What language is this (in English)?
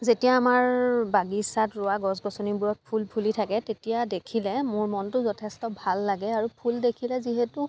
Assamese